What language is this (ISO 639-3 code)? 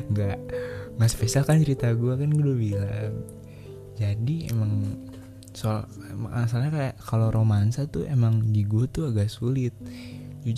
ind